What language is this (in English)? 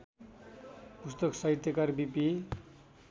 Nepali